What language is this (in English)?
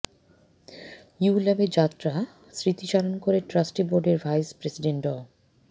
Bangla